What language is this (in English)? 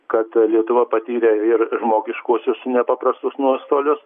Lithuanian